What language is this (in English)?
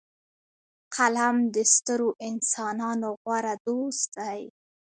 Pashto